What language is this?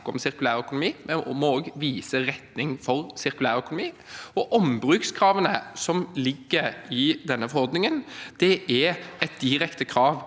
Norwegian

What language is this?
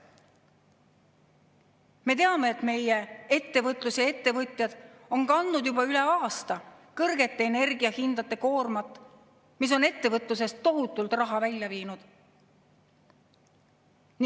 Estonian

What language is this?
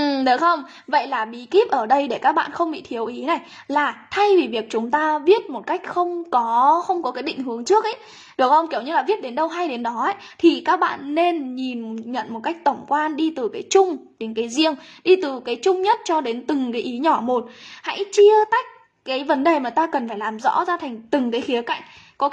Vietnamese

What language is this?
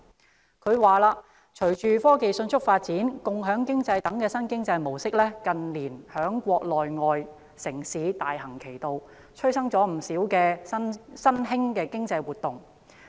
Cantonese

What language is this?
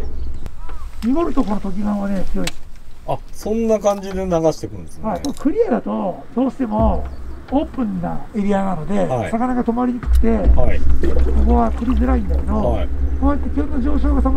Japanese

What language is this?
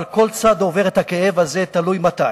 Hebrew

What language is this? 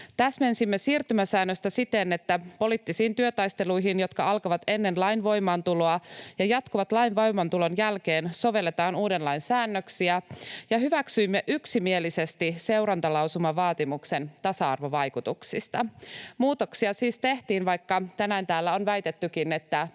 Finnish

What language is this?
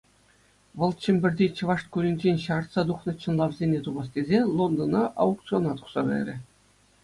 Chuvash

